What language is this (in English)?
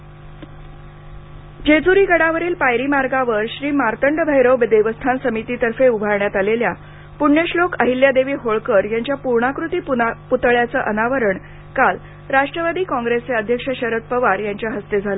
Marathi